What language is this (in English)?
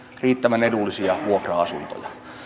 Finnish